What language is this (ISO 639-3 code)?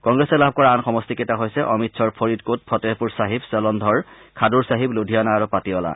asm